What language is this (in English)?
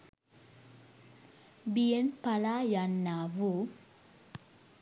Sinhala